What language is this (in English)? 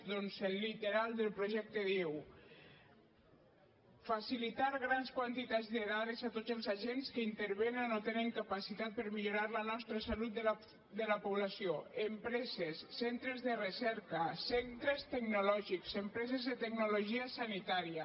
Catalan